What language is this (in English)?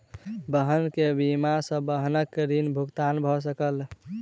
Maithili